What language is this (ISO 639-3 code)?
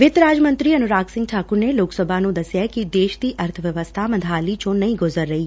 pan